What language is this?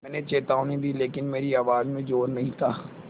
Hindi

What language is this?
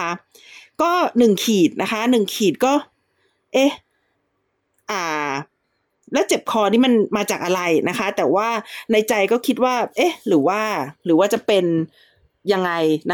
Thai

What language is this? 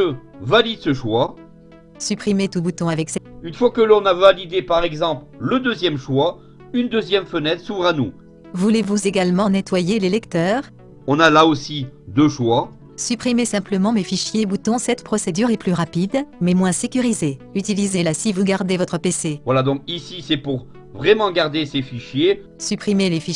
French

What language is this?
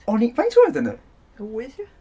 Welsh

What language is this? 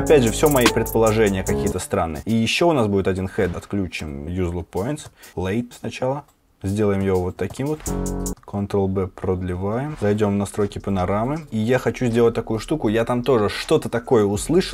Russian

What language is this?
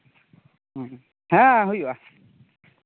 Santali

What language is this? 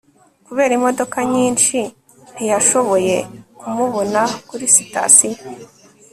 Kinyarwanda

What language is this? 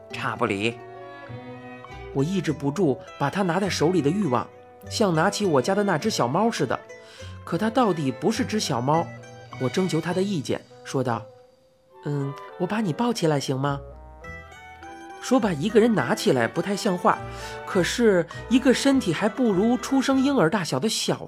Chinese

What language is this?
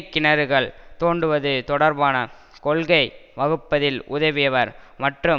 Tamil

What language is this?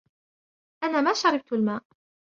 Arabic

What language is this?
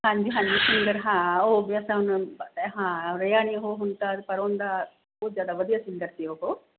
Punjabi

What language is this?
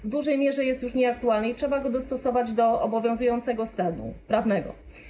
Polish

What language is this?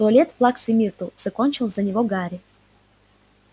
Russian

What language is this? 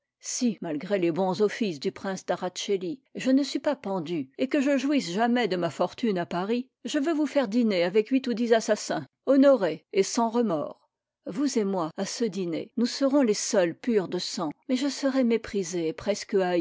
French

